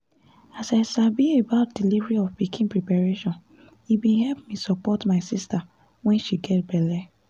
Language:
Nigerian Pidgin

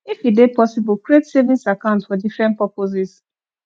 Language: Nigerian Pidgin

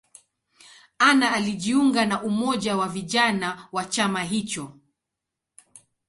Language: Swahili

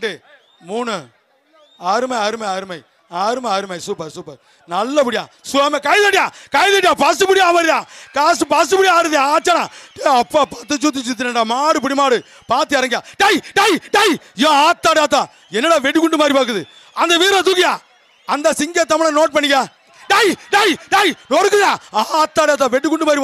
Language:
Turkish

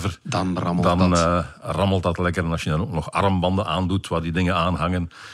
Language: Dutch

